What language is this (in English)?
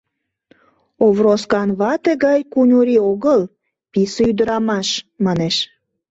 Mari